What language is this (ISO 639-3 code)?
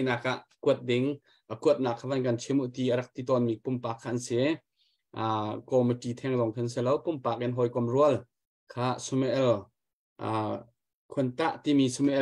tha